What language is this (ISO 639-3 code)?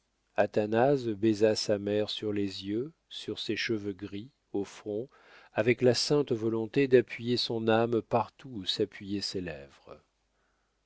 fra